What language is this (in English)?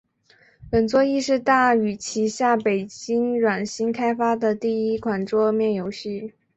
Chinese